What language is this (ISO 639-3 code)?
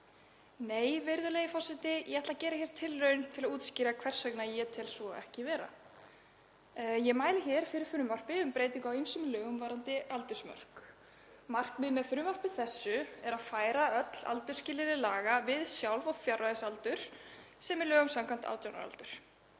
isl